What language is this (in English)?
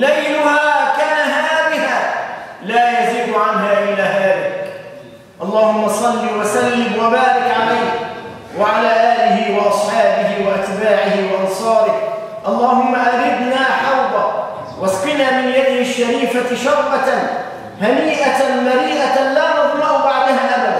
Arabic